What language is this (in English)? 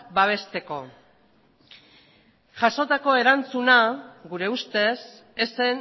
Basque